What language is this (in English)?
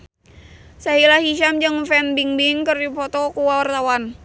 Sundanese